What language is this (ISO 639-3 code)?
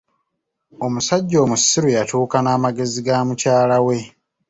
lug